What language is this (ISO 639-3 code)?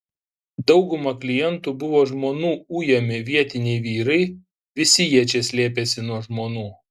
lit